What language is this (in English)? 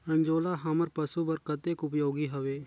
Chhattisgarhi